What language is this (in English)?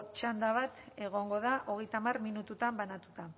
Basque